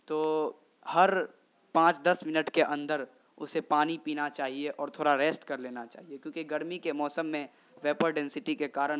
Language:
Urdu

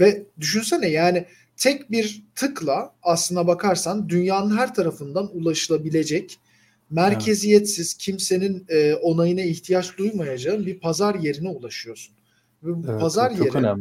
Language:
Turkish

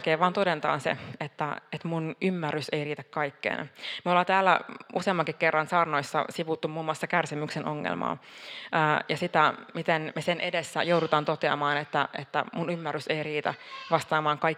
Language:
Finnish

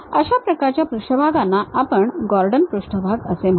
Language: Marathi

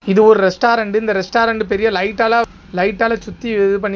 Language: Tamil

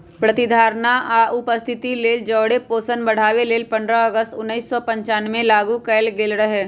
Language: Magahi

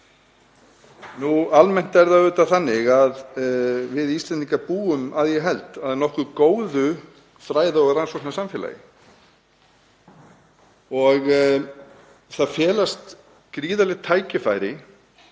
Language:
Icelandic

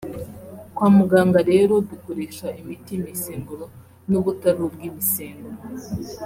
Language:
Kinyarwanda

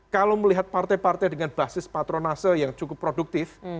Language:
Indonesian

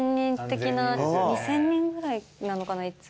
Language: Japanese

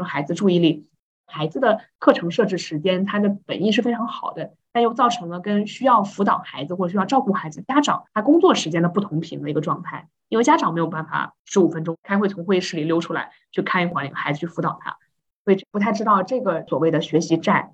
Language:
Chinese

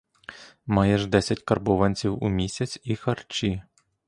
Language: Ukrainian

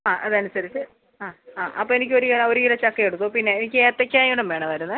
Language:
Malayalam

